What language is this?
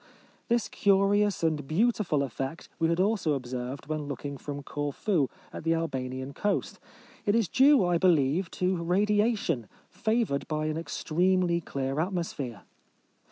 English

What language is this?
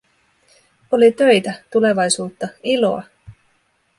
Finnish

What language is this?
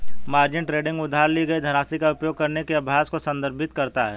Hindi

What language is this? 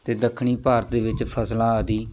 Punjabi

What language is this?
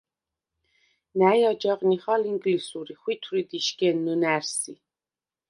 Svan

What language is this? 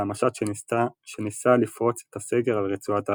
Hebrew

